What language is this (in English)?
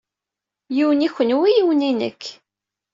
Kabyle